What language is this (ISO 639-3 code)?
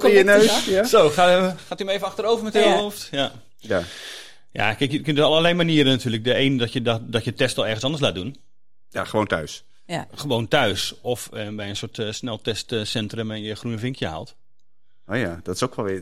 nld